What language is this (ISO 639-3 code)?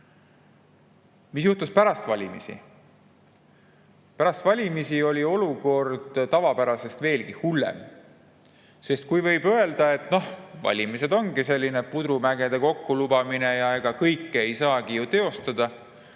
est